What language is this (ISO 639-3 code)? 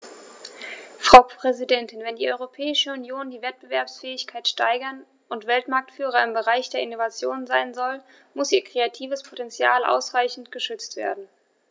deu